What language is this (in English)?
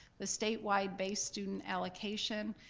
English